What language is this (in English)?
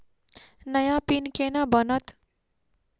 Maithili